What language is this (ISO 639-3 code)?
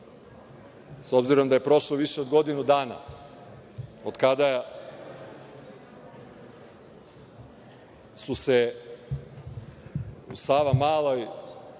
srp